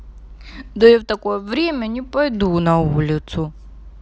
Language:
Russian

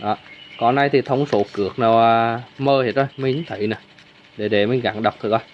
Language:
Vietnamese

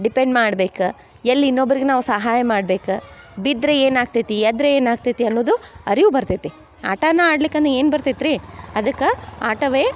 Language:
Kannada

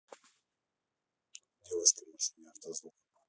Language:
Russian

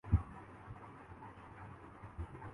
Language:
Urdu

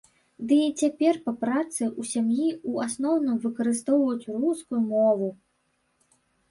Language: Belarusian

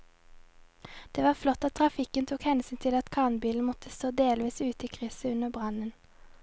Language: Norwegian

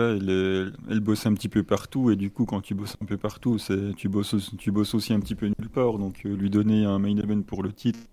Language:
French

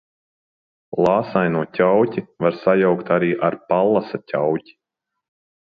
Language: Latvian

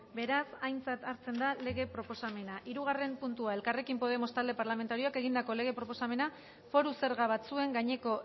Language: Basque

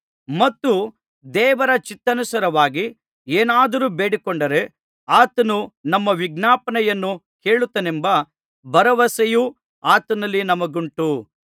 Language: Kannada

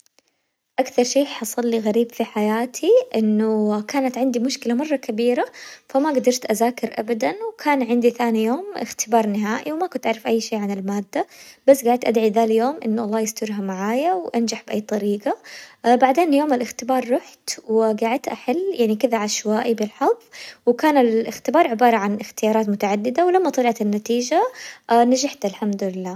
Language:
Hijazi Arabic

